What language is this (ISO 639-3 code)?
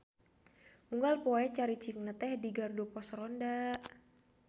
sun